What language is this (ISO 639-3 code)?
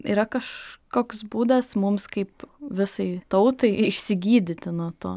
lit